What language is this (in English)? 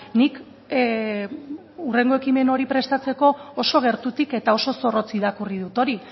Basque